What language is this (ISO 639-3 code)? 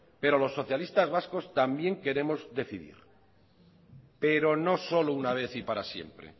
spa